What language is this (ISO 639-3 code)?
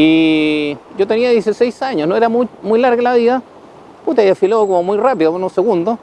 spa